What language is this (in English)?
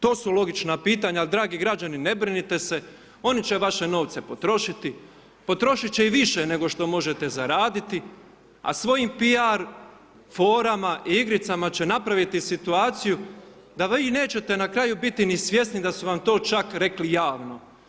Croatian